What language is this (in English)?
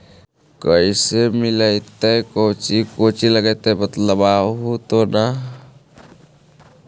Magahi